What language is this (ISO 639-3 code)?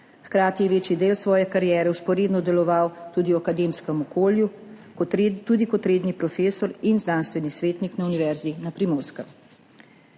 slv